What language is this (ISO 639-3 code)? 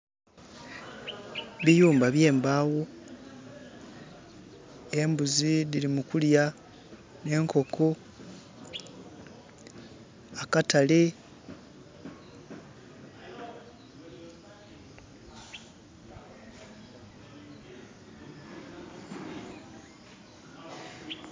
xog